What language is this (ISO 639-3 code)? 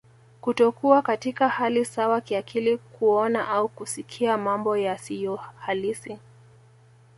swa